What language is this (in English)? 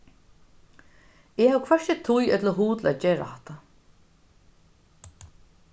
Faroese